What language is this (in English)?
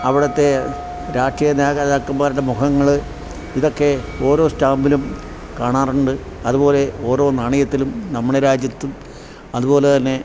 Malayalam